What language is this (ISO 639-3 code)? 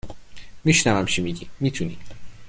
fas